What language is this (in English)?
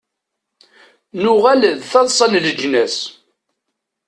Kabyle